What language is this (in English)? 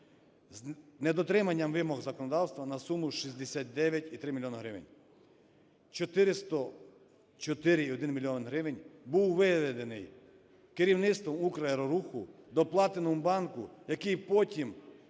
Ukrainian